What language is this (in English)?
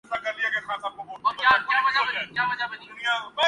Urdu